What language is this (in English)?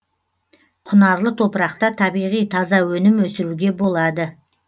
Kazakh